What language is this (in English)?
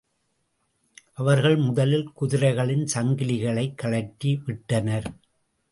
Tamil